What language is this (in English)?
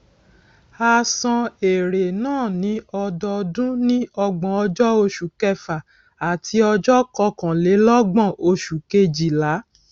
Yoruba